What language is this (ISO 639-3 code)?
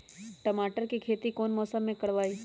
mag